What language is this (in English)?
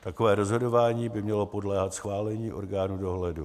Czech